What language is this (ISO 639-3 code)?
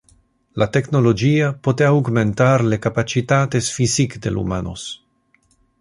ina